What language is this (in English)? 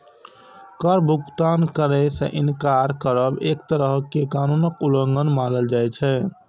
Maithili